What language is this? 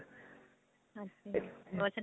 Punjabi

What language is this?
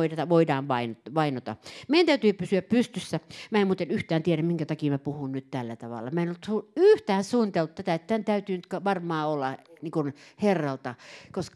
Finnish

